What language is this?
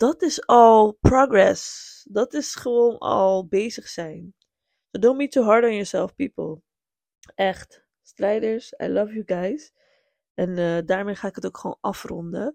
Dutch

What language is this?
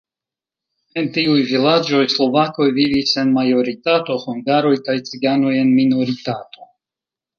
Esperanto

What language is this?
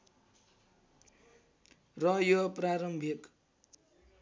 Nepali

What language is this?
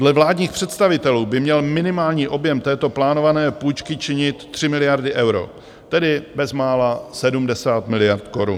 Czech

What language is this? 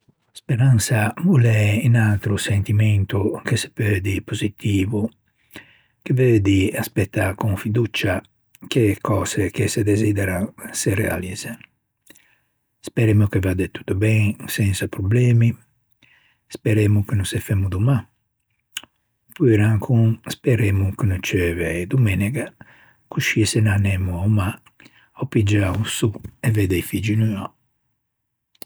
Ligurian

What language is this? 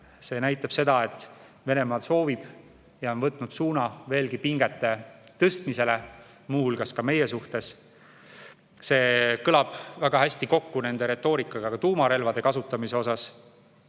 Estonian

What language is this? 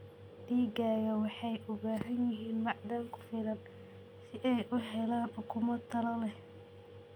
Somali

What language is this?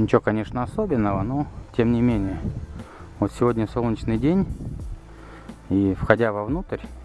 Russian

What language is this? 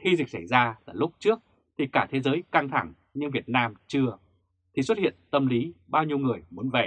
Vietnamese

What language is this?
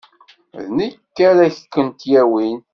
Kabyle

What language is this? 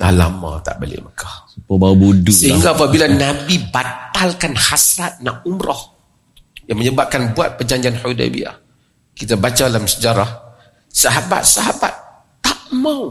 Malay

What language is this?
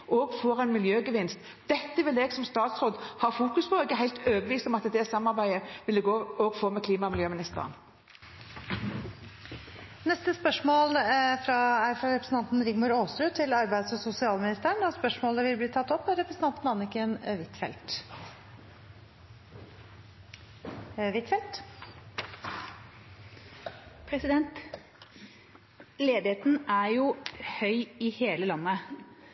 Norwegian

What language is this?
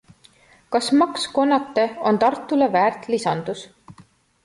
Estonian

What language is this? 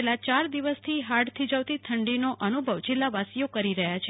Gujarati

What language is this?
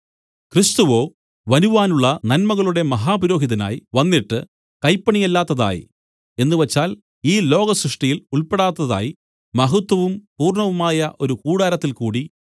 Malayalam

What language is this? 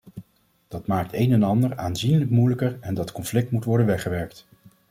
Dutch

